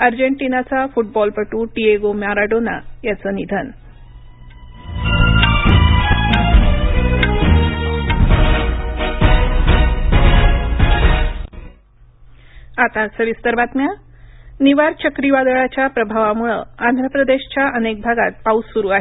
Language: Marathi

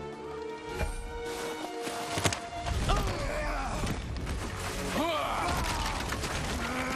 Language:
Portuguese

